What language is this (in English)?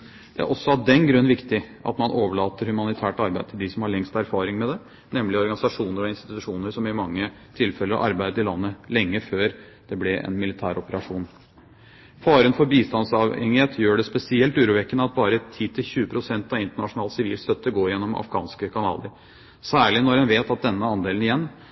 Norwegian Bokmål